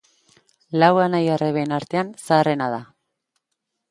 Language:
Basque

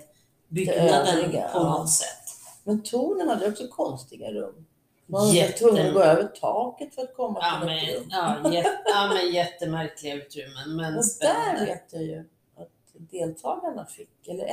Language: Swedish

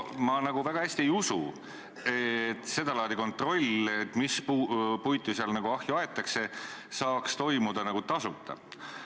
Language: Estonian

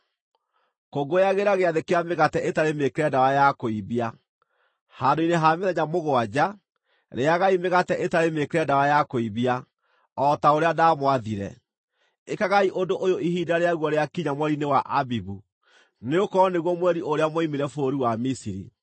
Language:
Kikuyu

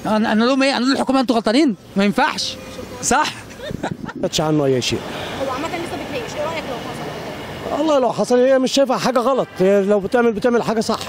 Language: Arabic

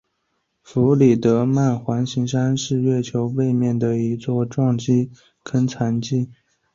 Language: Chinese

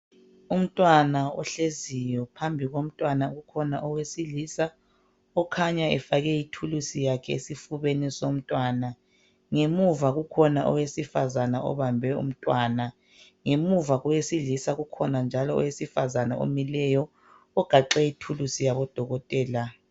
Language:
North Ndebele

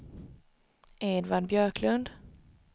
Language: Swedish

